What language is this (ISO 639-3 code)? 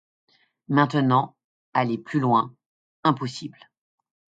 fra